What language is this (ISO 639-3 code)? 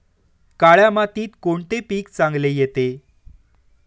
mar